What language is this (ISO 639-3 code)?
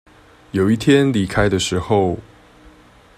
zho